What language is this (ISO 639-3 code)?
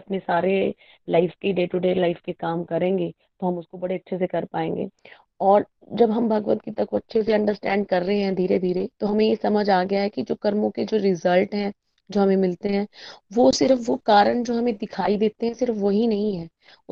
hin